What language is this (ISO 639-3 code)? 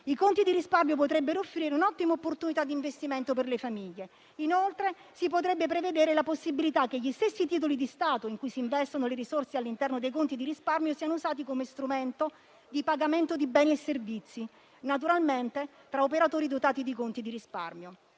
ita